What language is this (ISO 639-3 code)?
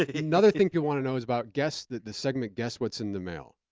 eng